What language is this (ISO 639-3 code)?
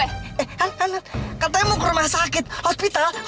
ind